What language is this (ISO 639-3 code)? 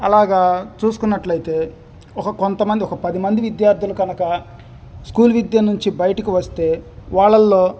tel